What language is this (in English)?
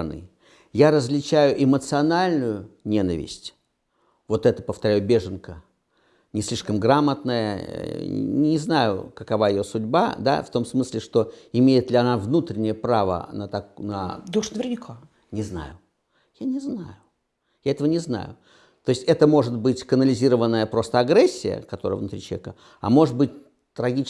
Russian